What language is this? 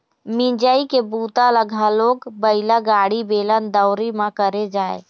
Chhattisgarhi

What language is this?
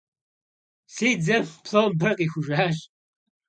Kabardian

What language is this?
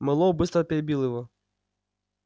Russian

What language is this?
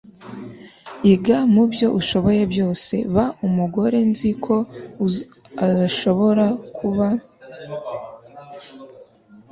Kinyarwanda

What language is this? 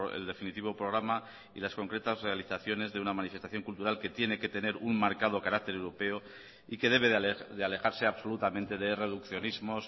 Spanish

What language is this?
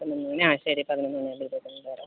Malayalam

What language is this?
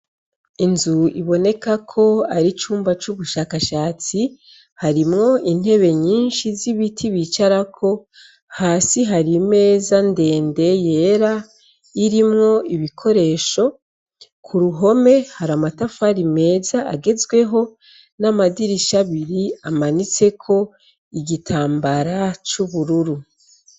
Rundi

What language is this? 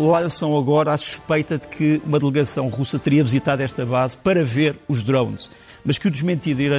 Portuguese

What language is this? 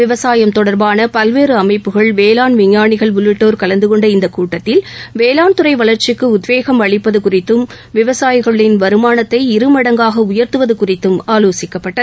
Tamil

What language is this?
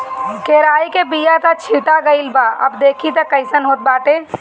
Bhojpuri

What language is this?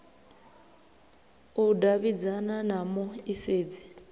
Venda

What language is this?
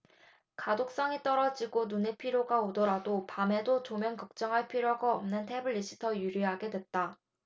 Korean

